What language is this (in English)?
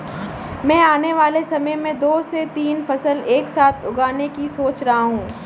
Hindi